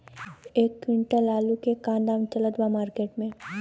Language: Bhojpuri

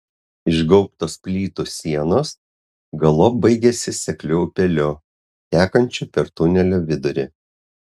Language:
Lithuanian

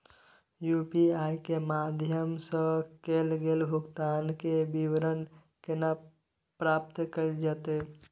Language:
Maithili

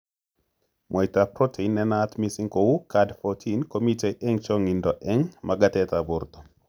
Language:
Kalenjin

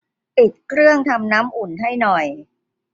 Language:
Thai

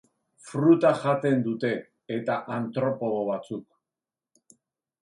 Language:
Basque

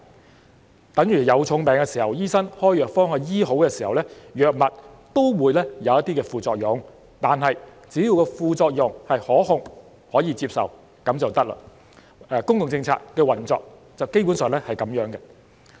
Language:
Cantonese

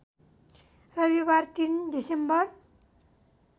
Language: Nepali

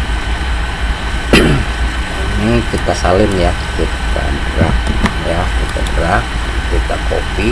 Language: Indonesian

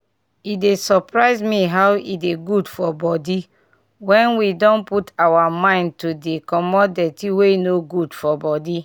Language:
Nigerian Pidgin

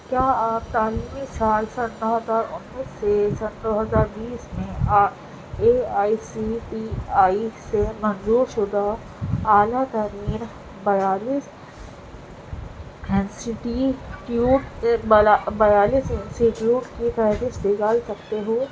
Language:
Urdu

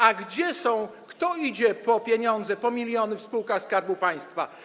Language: Polish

